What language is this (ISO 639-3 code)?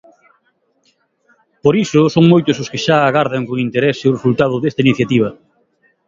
glg